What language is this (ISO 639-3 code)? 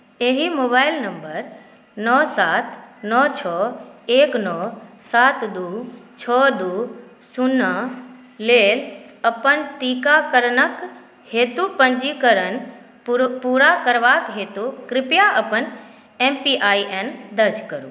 mai